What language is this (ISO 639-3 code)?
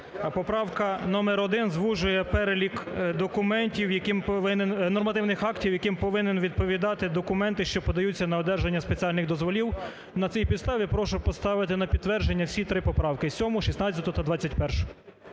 ukr